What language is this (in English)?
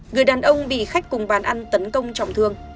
Vietnamese